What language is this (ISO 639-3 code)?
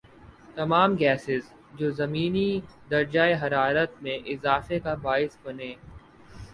urd